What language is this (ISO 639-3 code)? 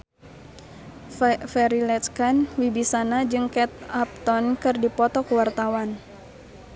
sun